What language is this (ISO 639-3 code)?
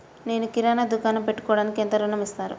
tel